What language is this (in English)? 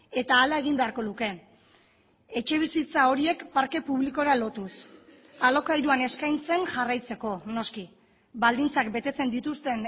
Basque